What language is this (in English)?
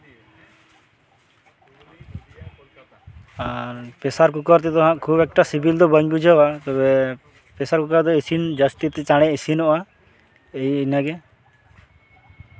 Santali